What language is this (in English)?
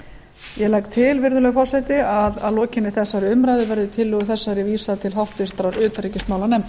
Icelandic